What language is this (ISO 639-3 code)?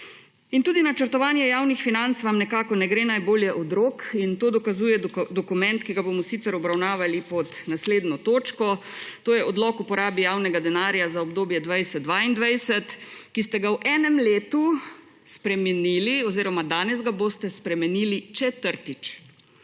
slv